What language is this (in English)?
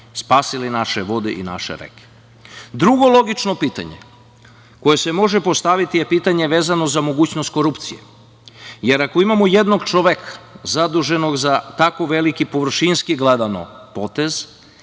Serbian